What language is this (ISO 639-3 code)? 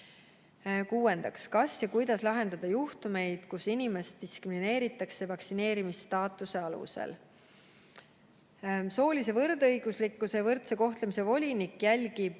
est